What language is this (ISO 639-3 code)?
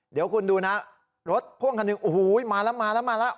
tha